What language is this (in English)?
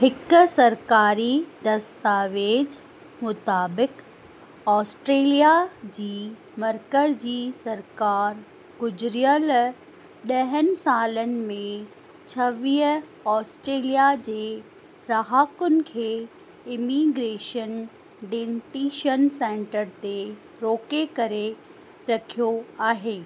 Sindhi